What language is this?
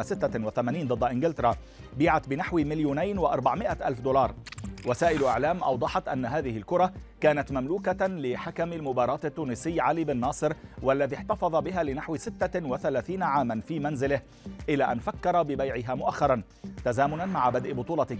Arabic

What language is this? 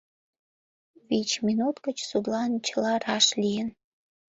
Mari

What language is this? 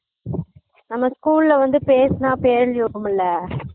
Tamil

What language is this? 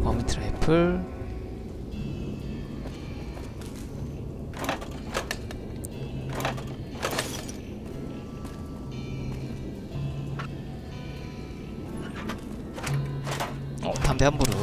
Korean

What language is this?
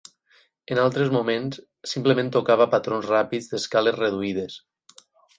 Catalan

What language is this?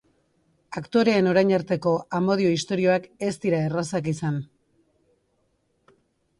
Basque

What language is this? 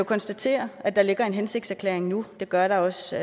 Danish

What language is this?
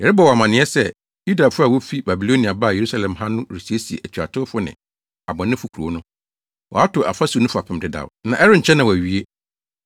Akan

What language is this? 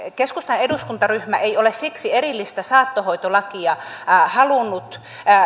Finnish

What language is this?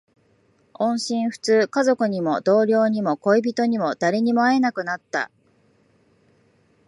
Japanese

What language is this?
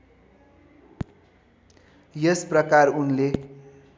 Nepali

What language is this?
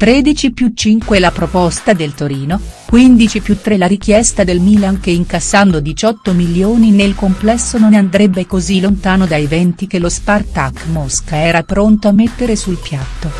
Italian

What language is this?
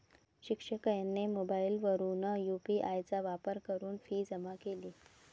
Marathi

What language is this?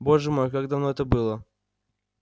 Russian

